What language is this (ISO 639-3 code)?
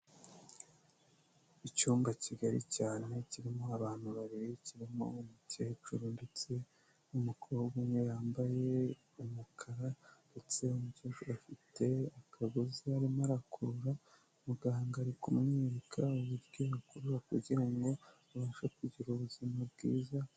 kin